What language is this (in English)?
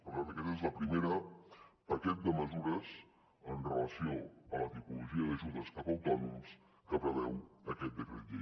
Catalan